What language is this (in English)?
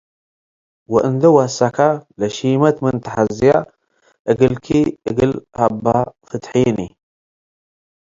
Tigre